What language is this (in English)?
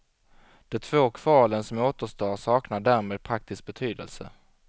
Swedish